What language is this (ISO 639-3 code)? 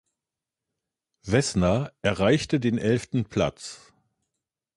deu